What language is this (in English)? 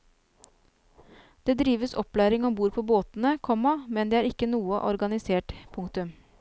Norwegian